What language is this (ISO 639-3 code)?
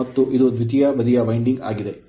kan